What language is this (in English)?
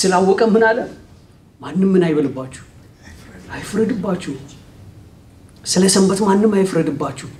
Arabic